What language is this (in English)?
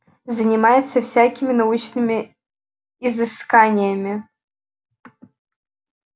Russian